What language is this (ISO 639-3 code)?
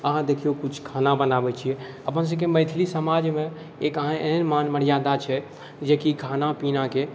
mai